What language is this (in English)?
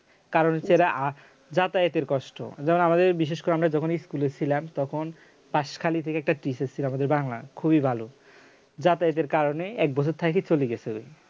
Bangla